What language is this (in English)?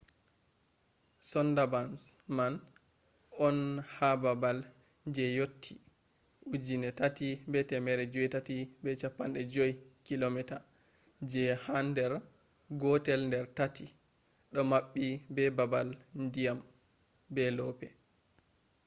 Fula